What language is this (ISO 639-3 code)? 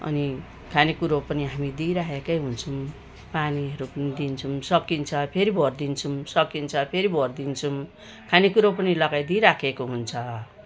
nep